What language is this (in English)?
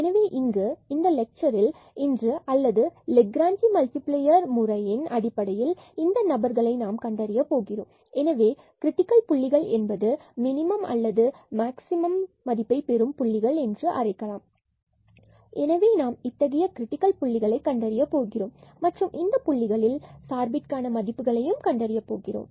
Tamil